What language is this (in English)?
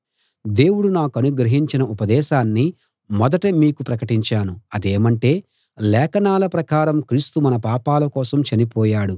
Telugu